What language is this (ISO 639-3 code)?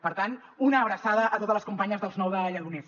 cat